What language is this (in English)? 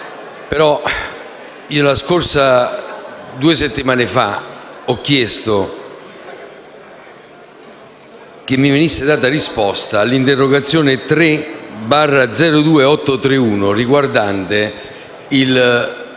Italian